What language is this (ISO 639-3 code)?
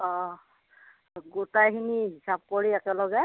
asm